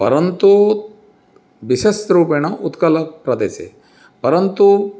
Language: Sanskrit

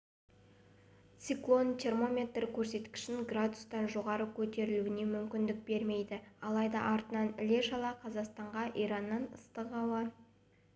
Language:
Kazakh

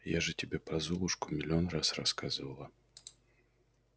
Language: Russian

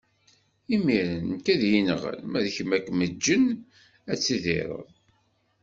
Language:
Kabyle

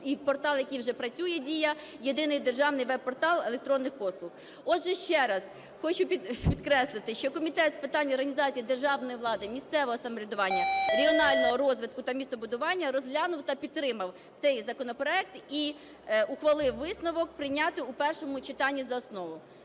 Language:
Ukrainian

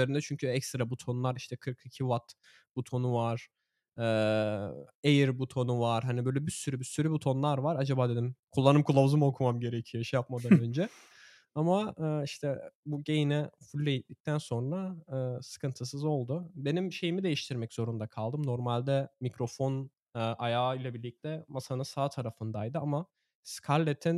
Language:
Turkish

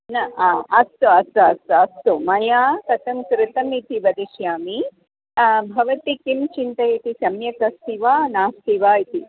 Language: Sanskrit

